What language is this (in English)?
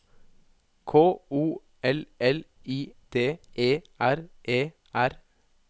Norwegian